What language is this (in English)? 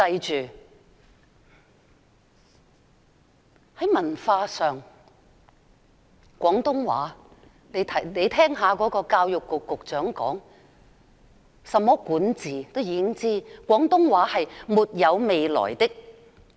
Cantonese